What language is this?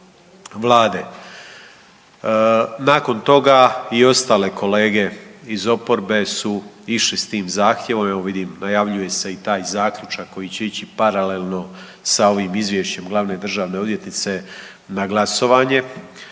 Croatian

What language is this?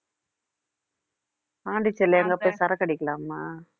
Tamil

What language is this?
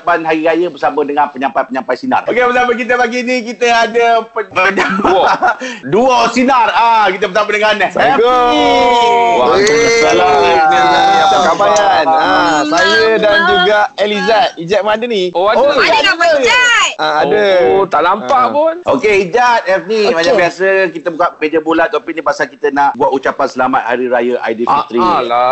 Malay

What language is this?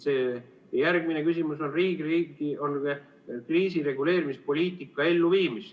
Estonian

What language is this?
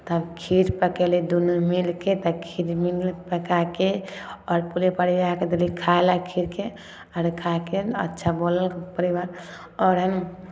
Maithili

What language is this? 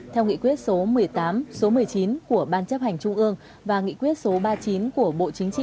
Vietnamese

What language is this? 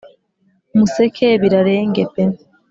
Kinyarwanda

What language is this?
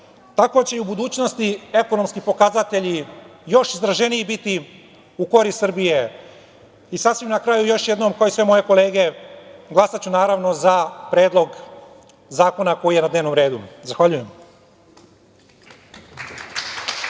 Serbian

